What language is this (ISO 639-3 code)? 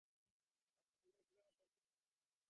ben